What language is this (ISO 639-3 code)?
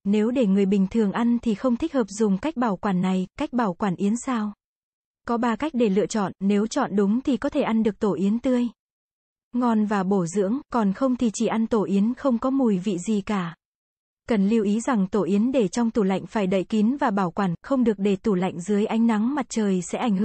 vie